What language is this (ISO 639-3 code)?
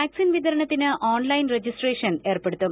mal